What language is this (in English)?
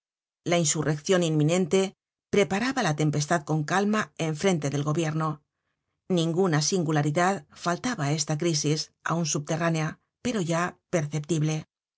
Spanish